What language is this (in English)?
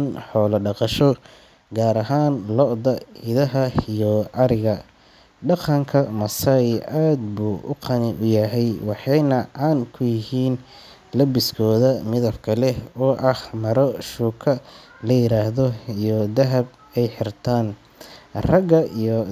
Somali